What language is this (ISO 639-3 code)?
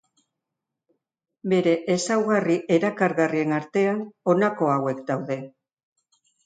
eus